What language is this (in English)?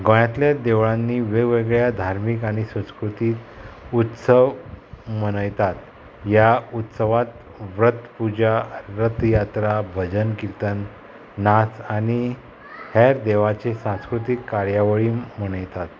Konkani